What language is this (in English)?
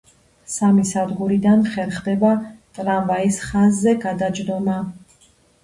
Georgian